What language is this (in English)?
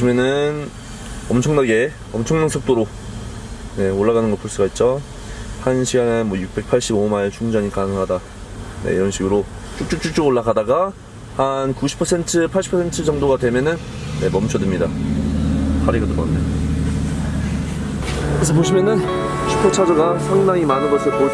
Korean